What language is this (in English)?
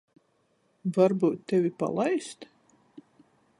Latgalian